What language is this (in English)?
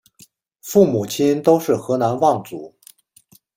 Chinese